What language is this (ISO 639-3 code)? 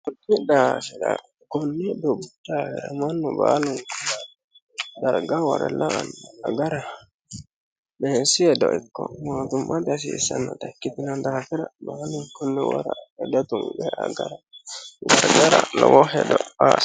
sid